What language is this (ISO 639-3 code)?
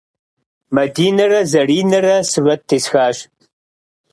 kbd